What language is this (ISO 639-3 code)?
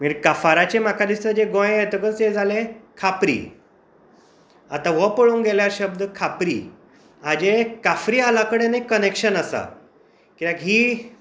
kok